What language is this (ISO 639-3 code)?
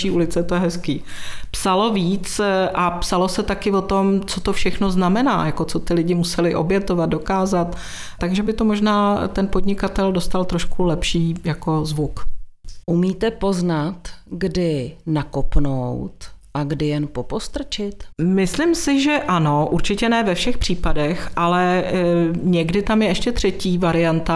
ces